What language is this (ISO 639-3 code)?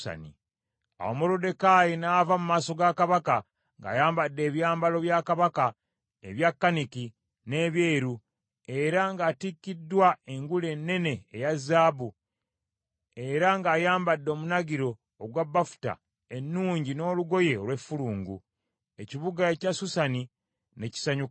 lug